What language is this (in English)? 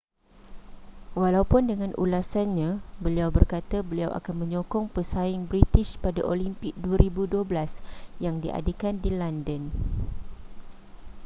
Malay